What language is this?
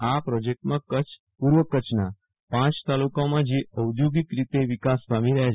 Gujarati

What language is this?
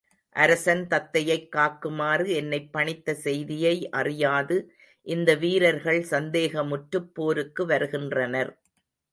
Tamil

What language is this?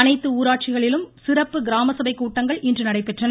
Tamil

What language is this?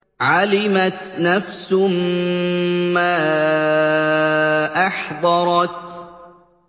Arabic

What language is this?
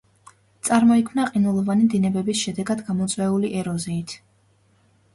Georgian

